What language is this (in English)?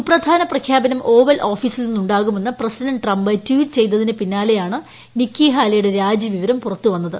Malayalam